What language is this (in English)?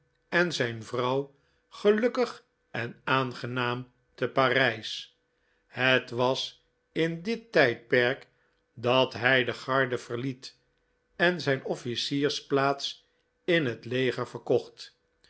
Dutch